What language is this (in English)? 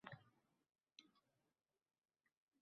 Uzbek